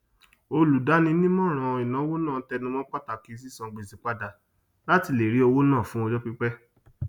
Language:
Yoruba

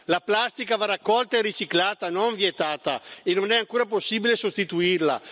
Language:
Italian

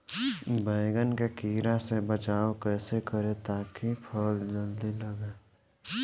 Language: Bhojpuri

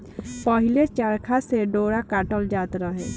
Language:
Bhojpuri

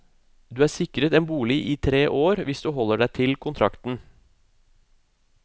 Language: Norwegian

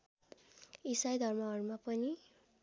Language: Nepali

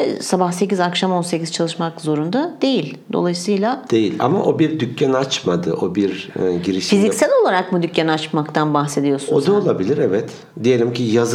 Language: Turkish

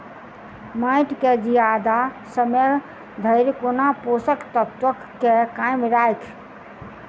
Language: Maithili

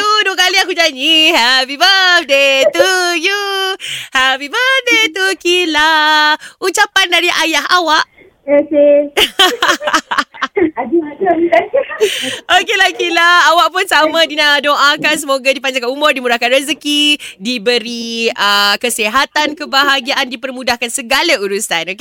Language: Malay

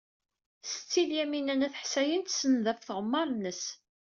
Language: Kabyle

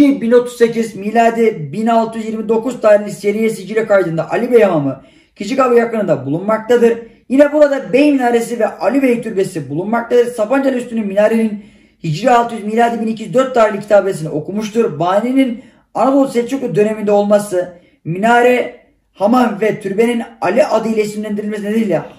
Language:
Turkish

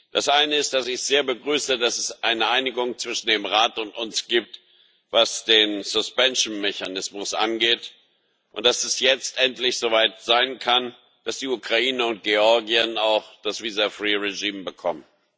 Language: German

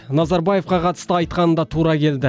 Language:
Kazakh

